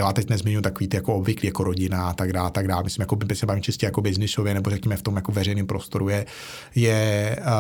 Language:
Czech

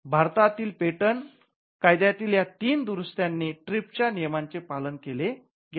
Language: Marathi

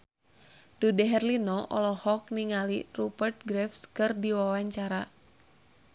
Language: Sundanese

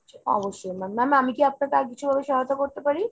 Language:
Bangla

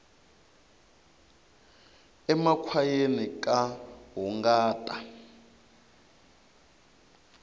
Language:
Tsonga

